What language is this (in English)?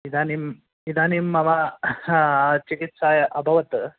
Sanskrit